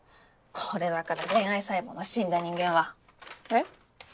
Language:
Japanese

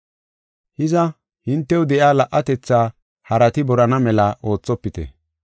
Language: Gofa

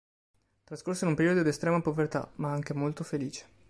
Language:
Italian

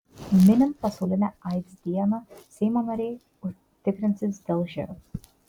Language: Lithuanian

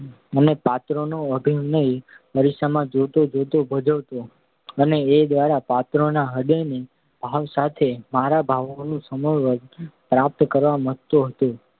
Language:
Gujarati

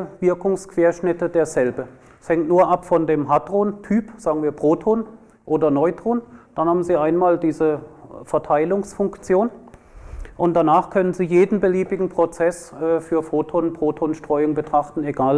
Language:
German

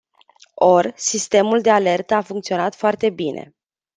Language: Romanian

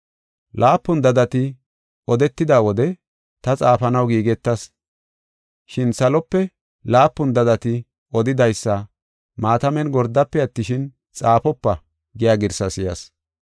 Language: Gofa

